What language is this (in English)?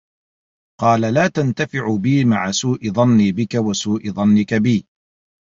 Arabic